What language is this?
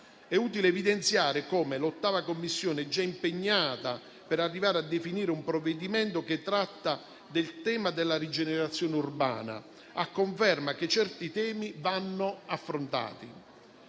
Italian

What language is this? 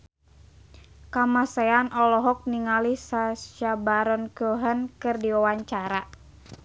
Sundanese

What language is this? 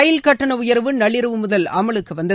Tamil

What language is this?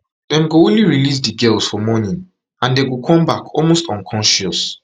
Nigerian Pidgin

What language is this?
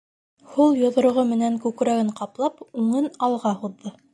Bashkir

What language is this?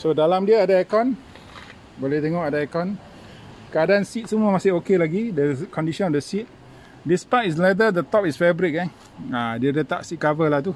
Malay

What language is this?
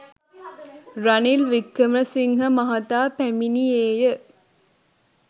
Sinhala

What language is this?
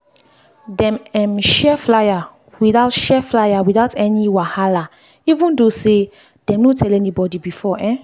Nigerian Pidgin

